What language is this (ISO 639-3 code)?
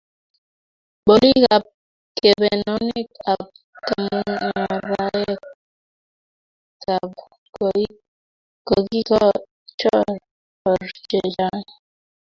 kln